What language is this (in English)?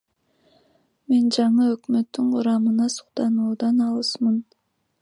Kyrgyz